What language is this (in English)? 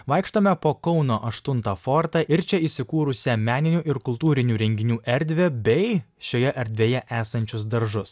Lithuanian